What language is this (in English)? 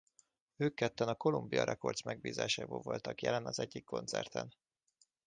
Hungarian